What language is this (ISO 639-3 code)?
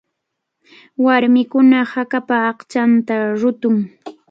qvl